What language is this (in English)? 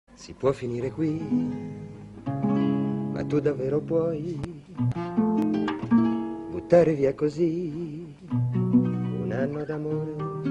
Italian